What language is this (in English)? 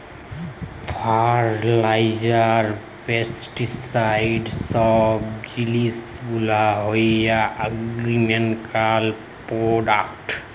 Bangla